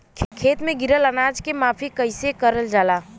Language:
Bhojpuri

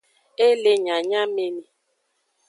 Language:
Aja (Benin)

